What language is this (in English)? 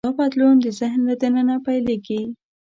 Pashto